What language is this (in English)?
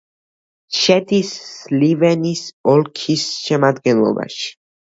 Georgian